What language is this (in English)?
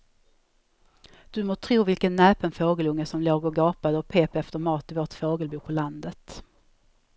Swedish